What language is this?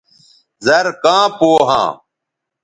Bateri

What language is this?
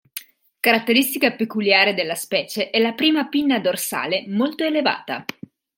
Italian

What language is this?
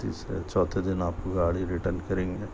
Urdu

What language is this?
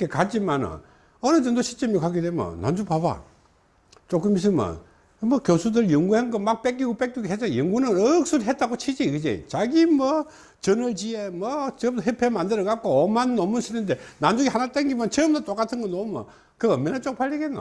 Korean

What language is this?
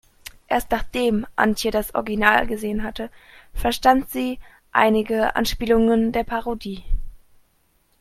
German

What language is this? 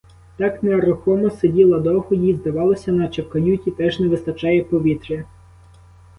Ukrainian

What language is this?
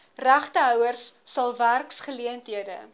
Afrikaans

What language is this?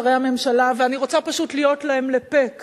Hebrew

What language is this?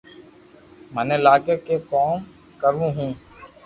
Loarki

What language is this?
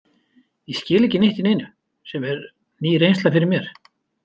Icelandic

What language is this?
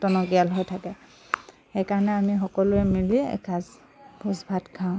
Assamese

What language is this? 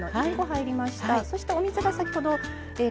Japanese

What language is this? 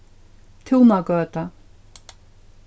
Faroese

